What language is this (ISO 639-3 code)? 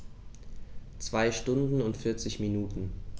deu